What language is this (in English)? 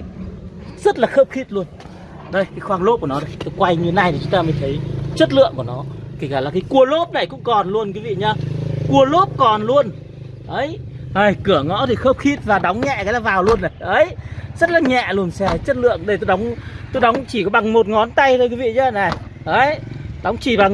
Vietnamese